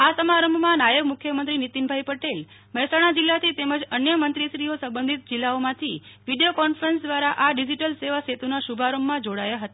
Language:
Gujarati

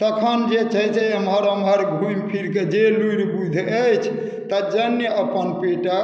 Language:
Maithili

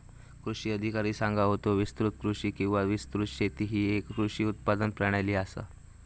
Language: Marathi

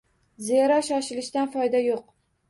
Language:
Uzbek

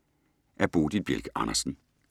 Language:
Danish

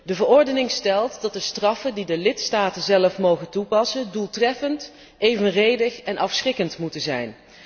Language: Dutch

